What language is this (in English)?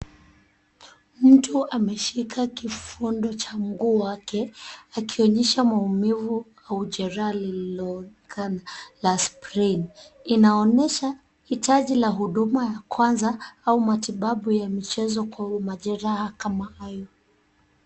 Swahili